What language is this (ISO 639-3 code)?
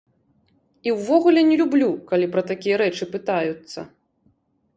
bel